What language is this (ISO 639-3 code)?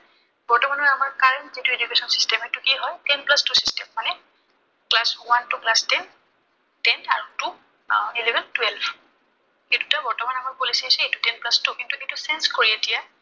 asm